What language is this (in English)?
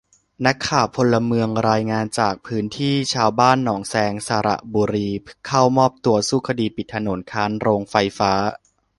Thai